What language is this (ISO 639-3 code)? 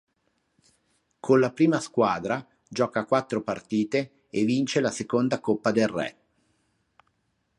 ita